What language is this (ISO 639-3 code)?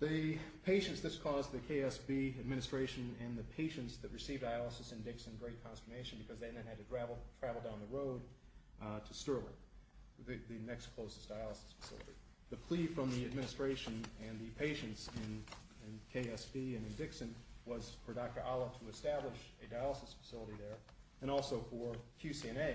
eng